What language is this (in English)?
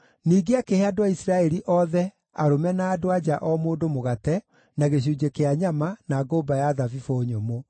Kikuyu